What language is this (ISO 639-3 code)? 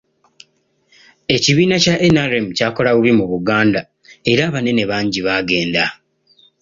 lug